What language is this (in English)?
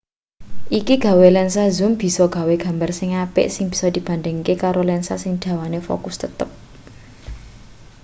Javanese